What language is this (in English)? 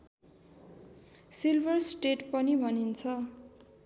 Nepali